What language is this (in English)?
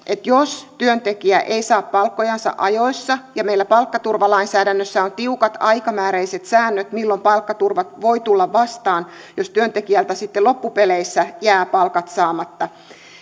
Finnish